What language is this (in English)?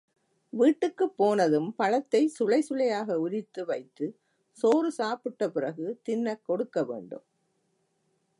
Tamil